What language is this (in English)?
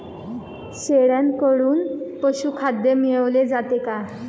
Marathi